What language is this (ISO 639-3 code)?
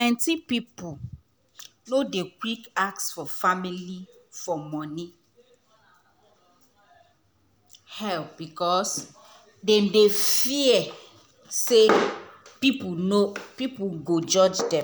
pcm